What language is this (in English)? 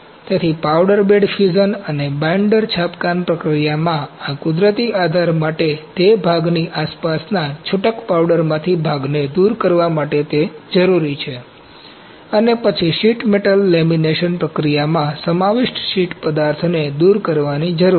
Gujarati